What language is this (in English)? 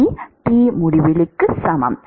Tamil